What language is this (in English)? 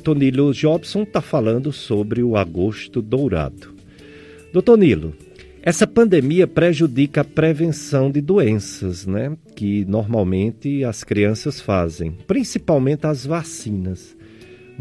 Portuguese